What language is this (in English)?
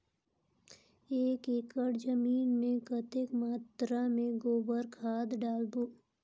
Chhattisgarhi